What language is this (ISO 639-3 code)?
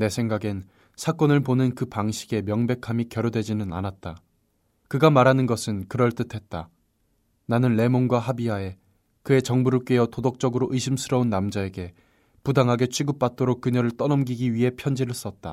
kor